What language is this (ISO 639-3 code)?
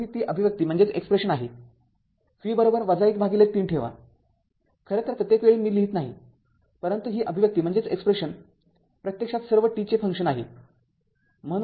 mar